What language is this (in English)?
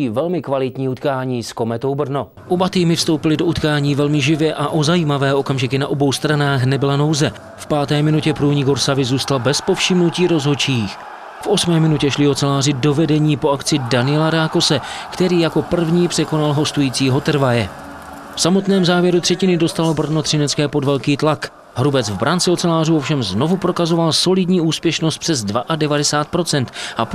Czech